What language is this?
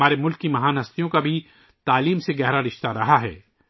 Urdu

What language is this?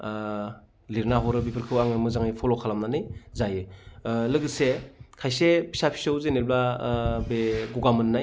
Bodo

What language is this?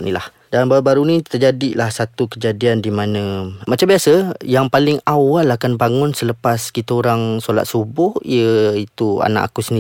Malay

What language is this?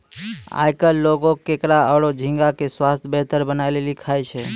Maithili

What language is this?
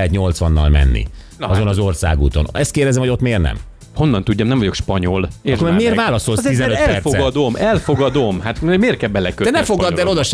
Hungarian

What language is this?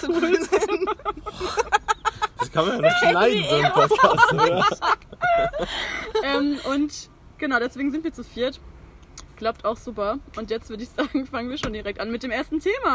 German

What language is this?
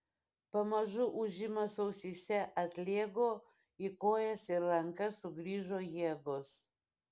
Lithuanian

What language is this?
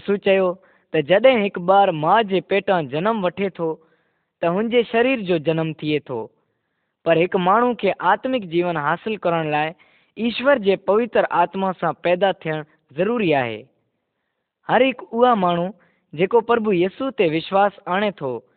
Kannada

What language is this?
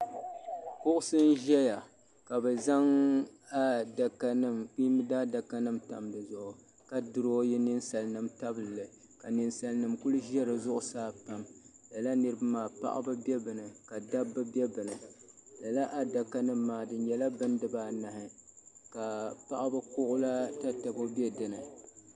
Dagbani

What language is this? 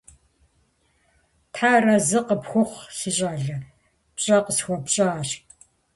Kabardian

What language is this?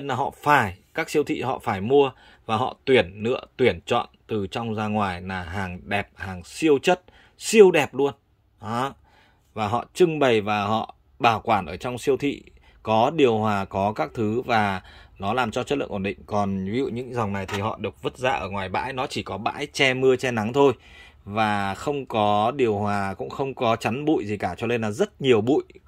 Vietnamese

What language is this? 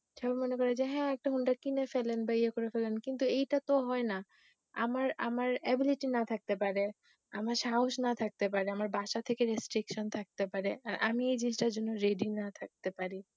Bangla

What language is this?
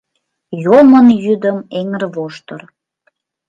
Mari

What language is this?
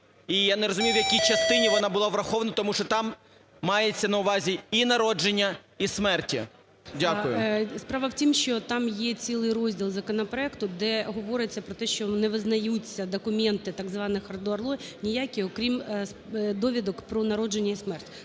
Ukrainian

